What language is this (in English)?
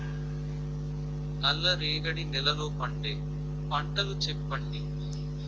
Telugu